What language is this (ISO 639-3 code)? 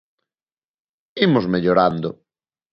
glg